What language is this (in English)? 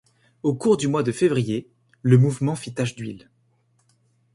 French